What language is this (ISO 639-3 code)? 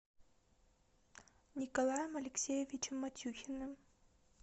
rus